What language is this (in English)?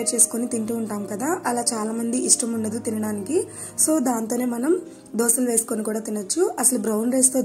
Hindi